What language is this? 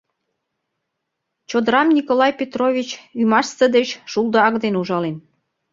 Mari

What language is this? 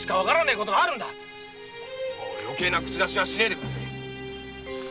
Japanese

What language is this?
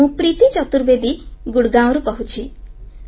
Odia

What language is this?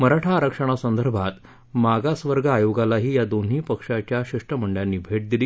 Marathi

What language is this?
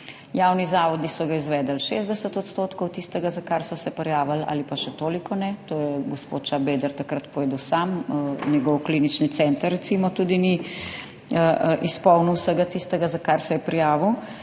Slovenian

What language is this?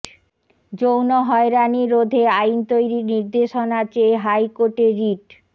Bangla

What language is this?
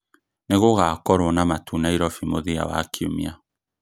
Kikuyu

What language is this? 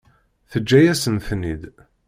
Kabyle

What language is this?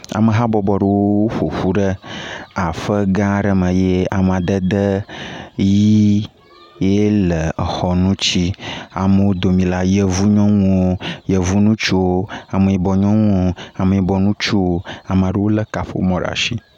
Ewe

